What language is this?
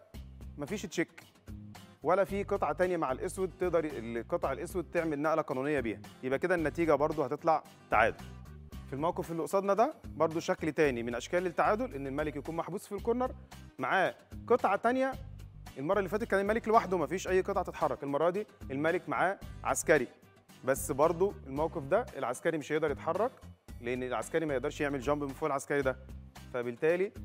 Arabic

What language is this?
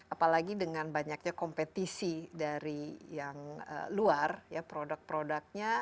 Indonesian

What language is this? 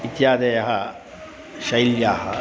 Sanskrit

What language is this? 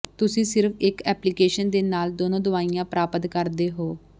Punjabi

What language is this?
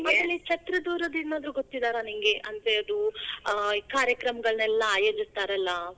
Kannada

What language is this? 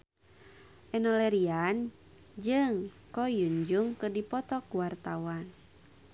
Sundanese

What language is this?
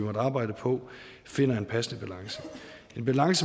Danish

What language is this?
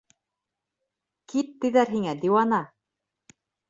Bashkir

